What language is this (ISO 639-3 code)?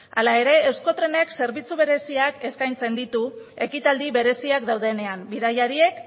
eus